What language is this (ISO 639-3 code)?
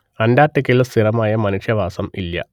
mal